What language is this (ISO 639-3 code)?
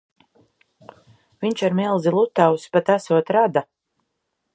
lav